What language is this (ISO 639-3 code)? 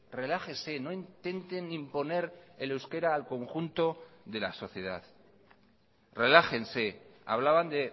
spa